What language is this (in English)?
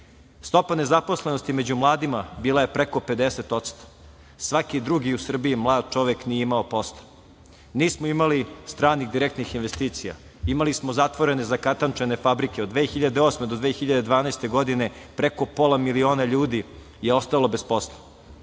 Serbian